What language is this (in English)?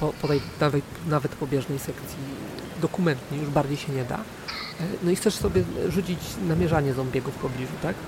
Polish